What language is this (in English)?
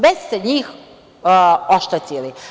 Serbian